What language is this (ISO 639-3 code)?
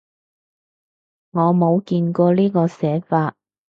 yue